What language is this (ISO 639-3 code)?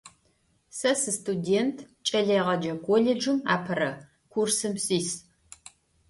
ady